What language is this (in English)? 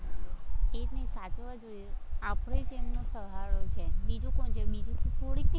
Gujarati